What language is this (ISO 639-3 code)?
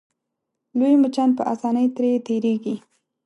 pus